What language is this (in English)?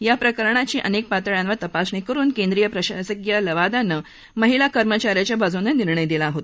Marathi